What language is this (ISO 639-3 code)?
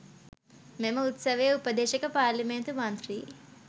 sin